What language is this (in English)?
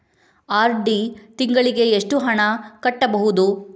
Kannada